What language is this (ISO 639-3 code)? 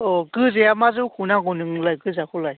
brx